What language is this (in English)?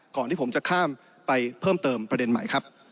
Thai